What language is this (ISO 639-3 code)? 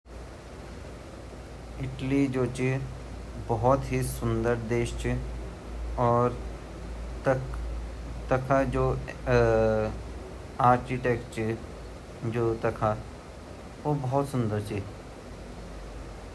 gbm